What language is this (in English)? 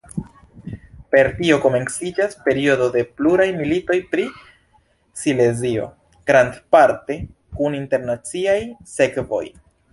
Esperanto